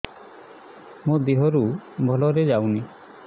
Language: Odia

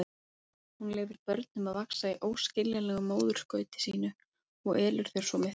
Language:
Icelandic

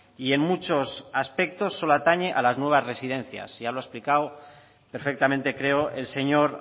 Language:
Spanish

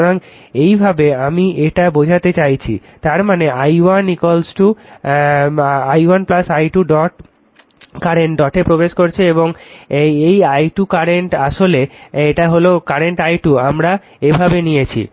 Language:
Bangla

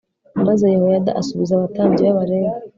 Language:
Kinyarwanda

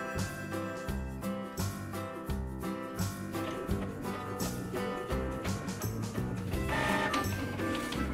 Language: Korean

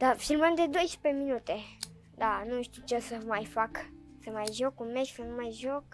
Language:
Romanian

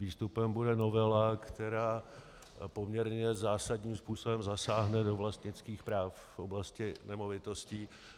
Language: Czech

